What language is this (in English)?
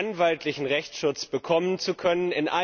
German